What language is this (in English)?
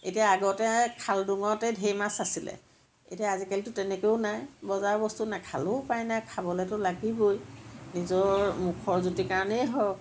Assamese